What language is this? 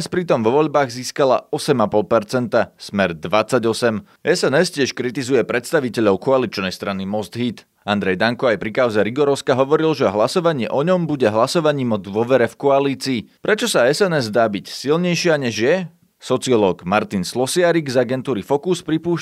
Slovak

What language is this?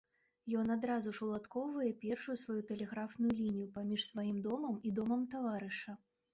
Belarusian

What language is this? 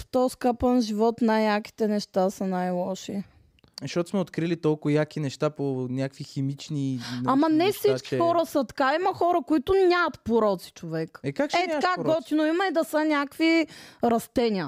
Bulgarian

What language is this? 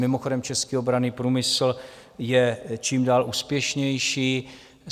Czech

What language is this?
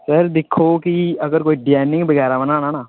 Dogri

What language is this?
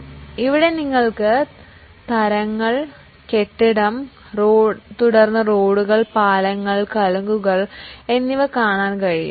Malayalam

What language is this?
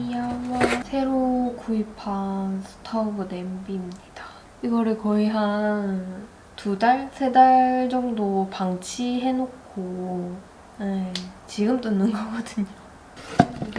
Korean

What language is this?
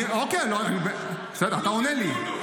Hebrew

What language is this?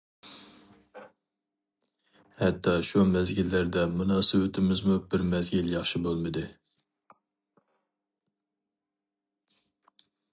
Uyghur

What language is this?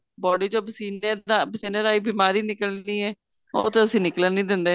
Punjabi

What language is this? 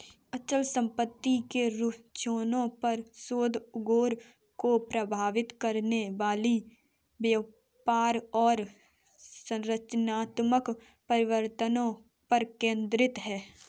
Hindi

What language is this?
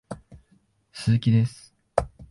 Japanese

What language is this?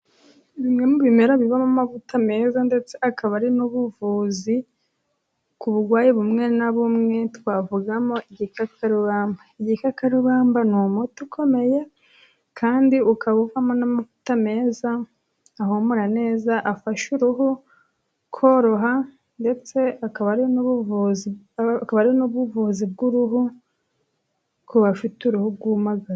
Kinyarwanda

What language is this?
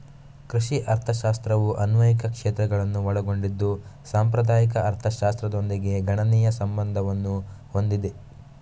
Kannada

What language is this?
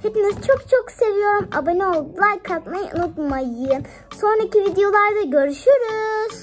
Turkish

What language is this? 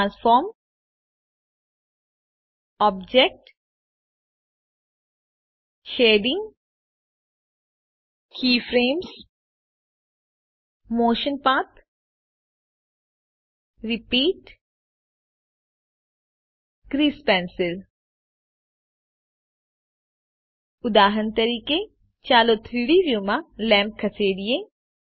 Gujarati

